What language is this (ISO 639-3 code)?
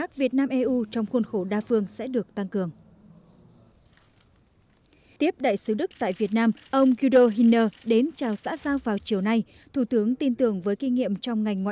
vie